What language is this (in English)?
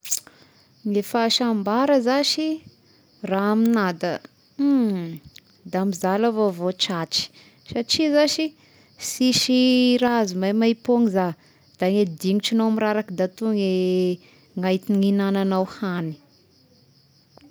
Tesaka Malagasy